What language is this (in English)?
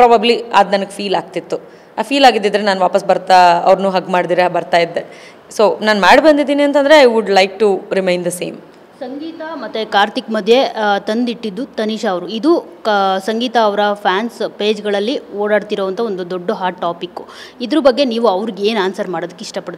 Kannada